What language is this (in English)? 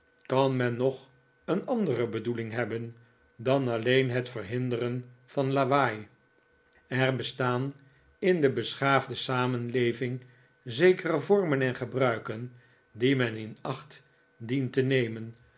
Dutch